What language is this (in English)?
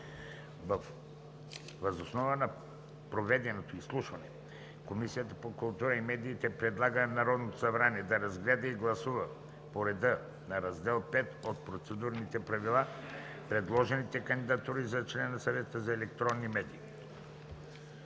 Bulgarian